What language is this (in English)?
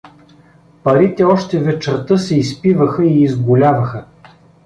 Bulgarian